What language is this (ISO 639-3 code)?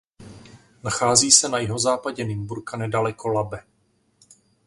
ces